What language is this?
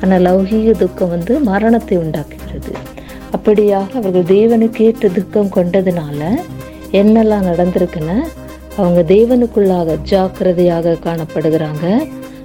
Tamil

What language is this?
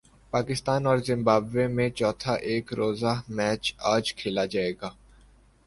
Urdu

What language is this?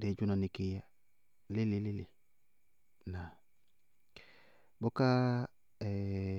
Bago-Kusuntu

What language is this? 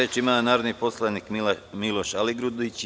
Serbian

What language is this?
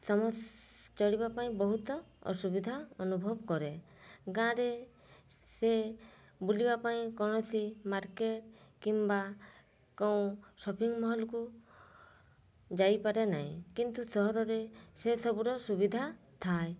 Odia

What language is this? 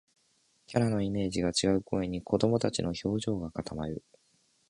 Japanese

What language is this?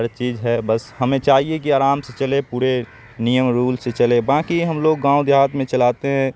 Urdu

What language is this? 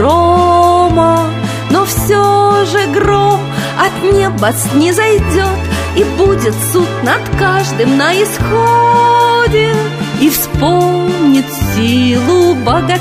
Russian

